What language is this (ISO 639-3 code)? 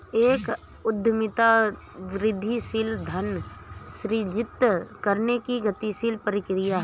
hin